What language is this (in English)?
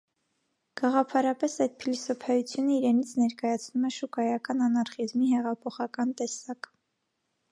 Armenian